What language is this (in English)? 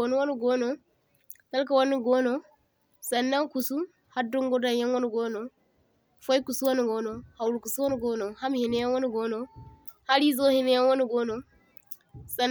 Zarma